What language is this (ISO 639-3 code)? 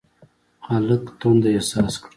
pus